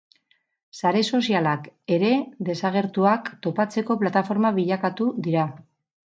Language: Basque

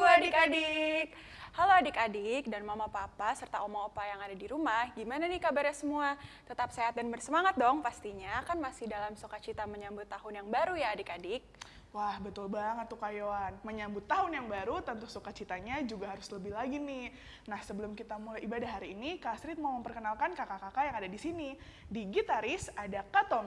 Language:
Indonesian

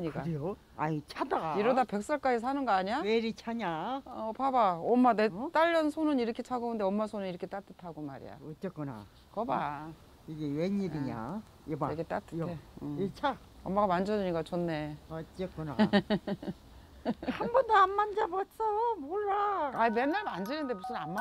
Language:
Korean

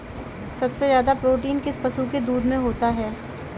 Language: Hindi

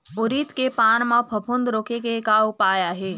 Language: Chhattisgarhi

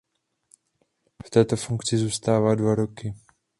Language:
Czech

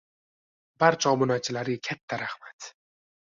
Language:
Uzbek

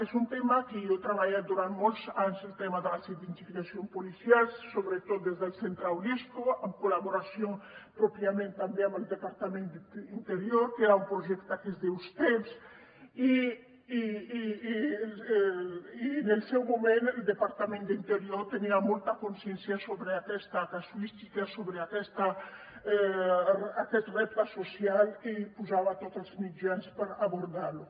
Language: Catalan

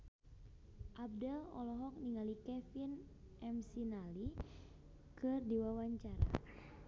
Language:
Sundanese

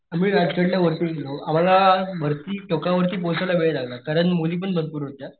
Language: Marathi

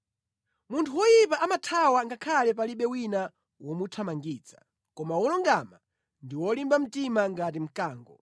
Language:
Nyanja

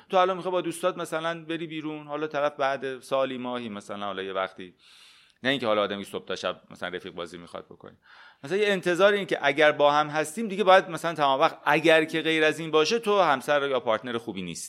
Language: Persian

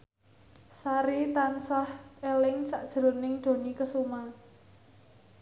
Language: Javanese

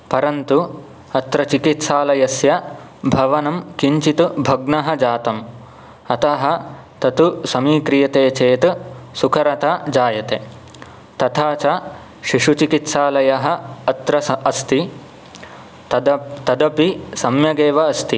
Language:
Sanskrit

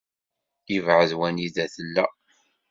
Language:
Kabyle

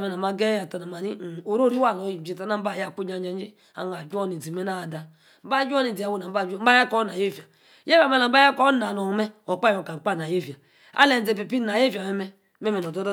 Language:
Yace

